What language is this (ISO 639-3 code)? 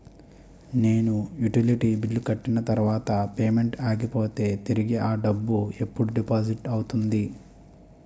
tel